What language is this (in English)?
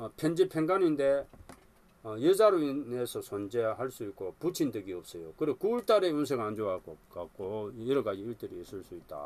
Korean